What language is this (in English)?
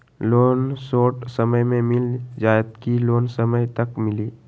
Magahi